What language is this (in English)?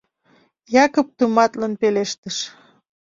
Mari